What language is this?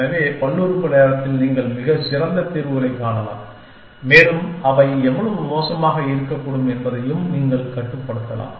Tamil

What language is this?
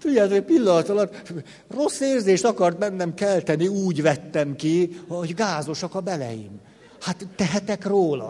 Hungarian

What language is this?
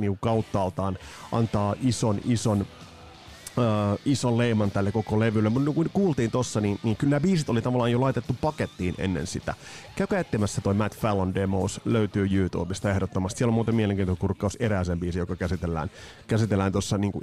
Finnish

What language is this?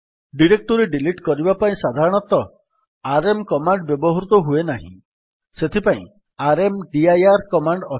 Odia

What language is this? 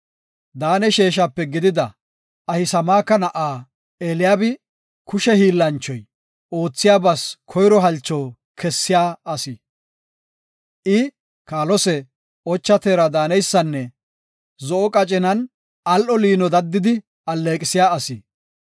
Gofa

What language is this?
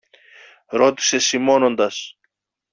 Greek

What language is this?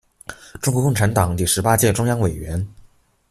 Chinese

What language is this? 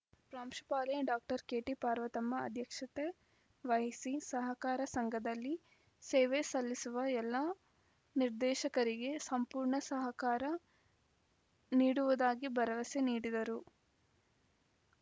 Kannada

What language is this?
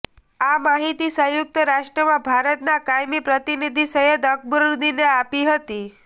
Gujarati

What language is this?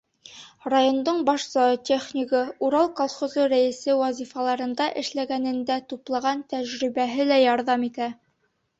Bashkir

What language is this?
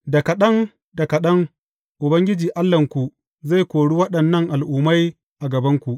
Hausa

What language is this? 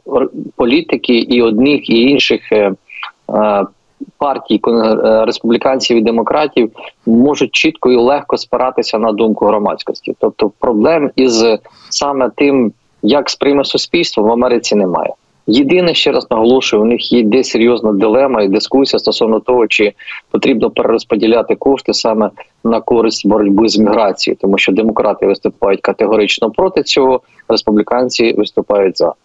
Ukrainian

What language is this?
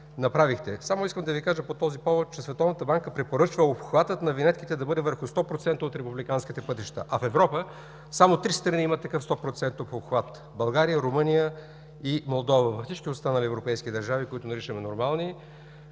Bulgarian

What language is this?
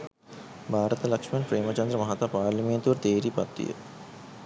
Sinhala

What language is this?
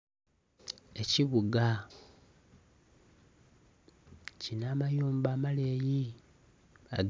Soga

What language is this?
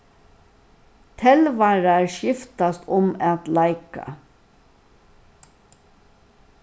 Faroese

